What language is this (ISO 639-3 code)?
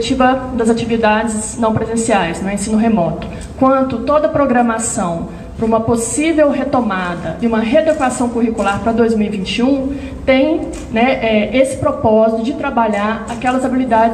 por